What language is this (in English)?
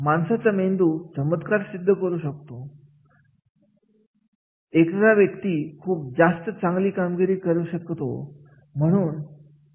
Marathi